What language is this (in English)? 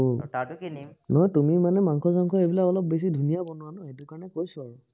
Assamese